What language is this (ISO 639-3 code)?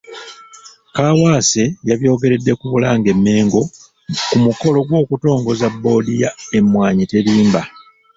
lug